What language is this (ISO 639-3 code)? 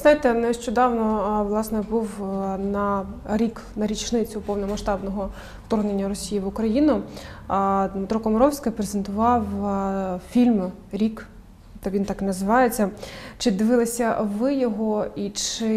ukr